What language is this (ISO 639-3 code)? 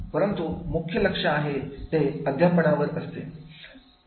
mar